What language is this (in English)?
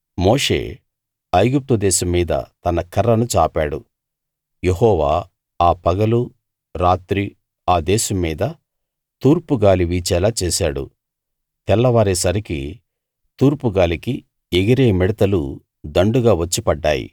Telugu